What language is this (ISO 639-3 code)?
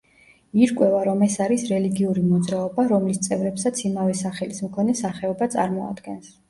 kat